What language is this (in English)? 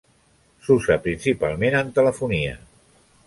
Catalan